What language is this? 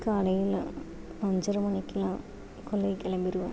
Tamil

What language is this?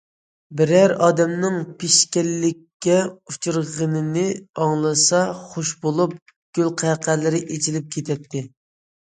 Uyghur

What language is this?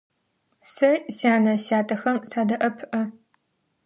Adyghe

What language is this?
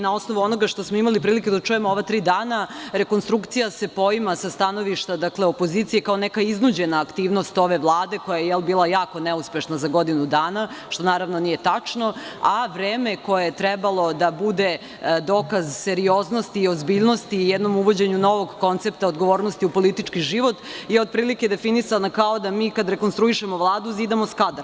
Serbian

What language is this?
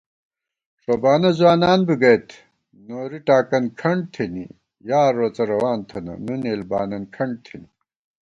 Gawar-Bati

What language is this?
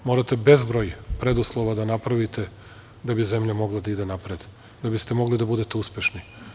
Serbian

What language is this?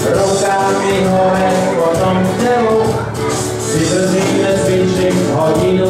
Slovak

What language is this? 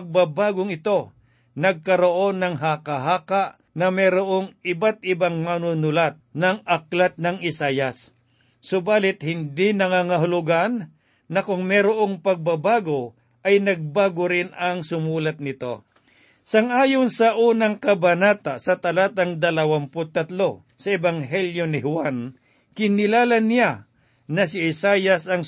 Filipino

